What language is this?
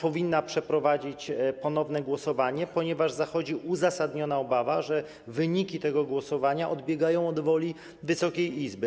Polish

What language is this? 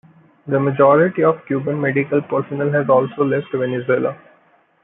English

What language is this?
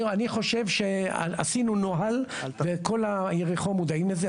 Hebrew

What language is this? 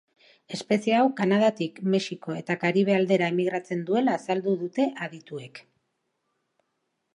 Basque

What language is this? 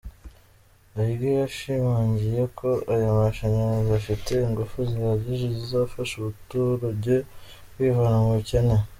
Kinyarwanda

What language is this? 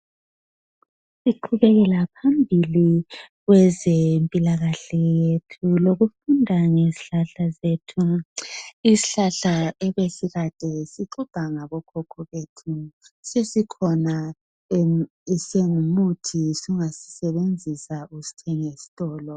North Ndebele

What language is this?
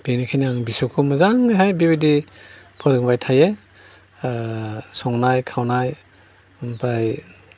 Bodo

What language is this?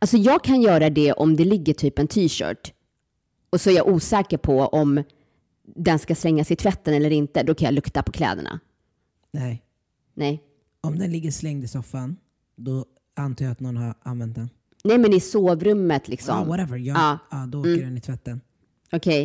Swedish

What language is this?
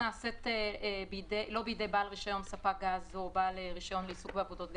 Hebrew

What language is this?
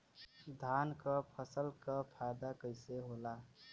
Bhojpuri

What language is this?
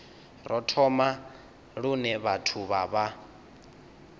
Venda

